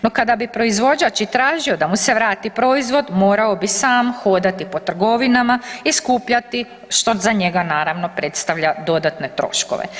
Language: Croatian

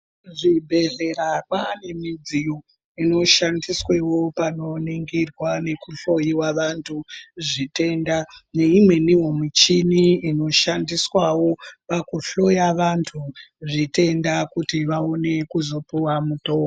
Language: Ndau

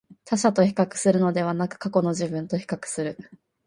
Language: Japanese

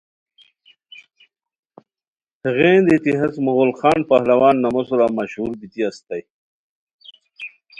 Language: Khowar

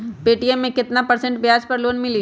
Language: Magahi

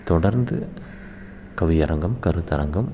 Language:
Tamil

